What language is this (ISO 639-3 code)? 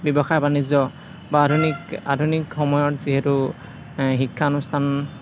asm